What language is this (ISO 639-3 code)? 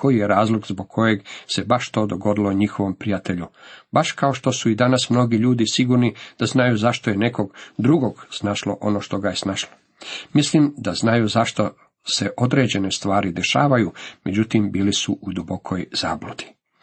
hrv